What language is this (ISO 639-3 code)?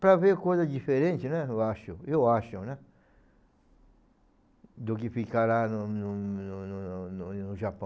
por